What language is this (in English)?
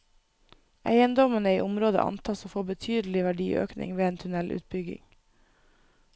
Norwegian